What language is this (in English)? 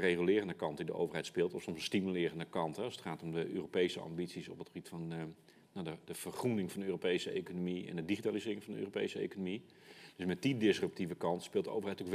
Dutch